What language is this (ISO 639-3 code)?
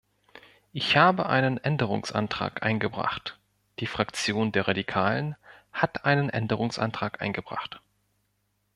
deu